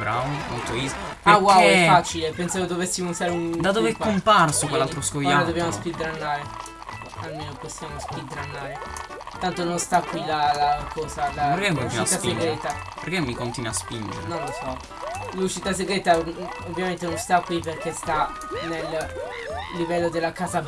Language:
Italian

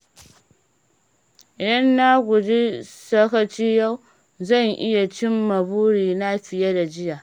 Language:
Hausa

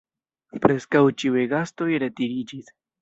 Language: Esperanto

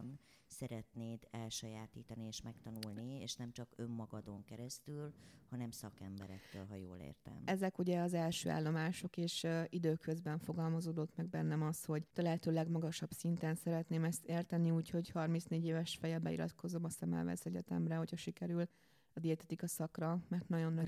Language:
Hungarian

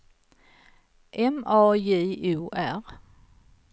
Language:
Swedish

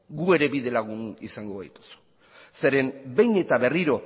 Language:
Basque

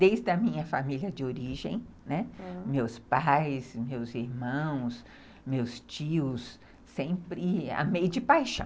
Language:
Portuguese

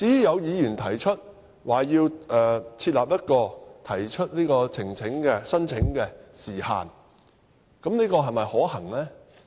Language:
Cantonese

